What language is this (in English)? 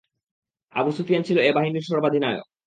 Bangla